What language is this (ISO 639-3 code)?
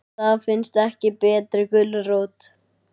isl